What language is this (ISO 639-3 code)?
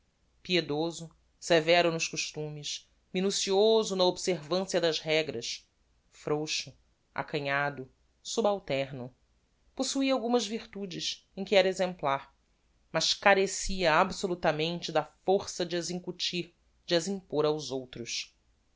por